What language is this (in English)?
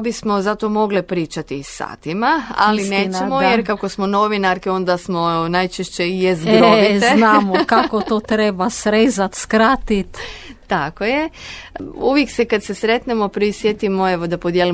Croatian